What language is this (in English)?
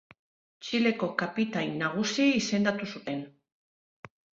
Basque